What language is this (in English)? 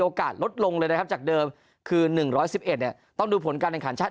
Thai